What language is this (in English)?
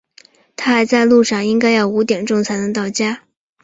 Chinese